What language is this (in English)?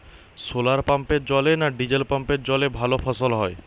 Bangla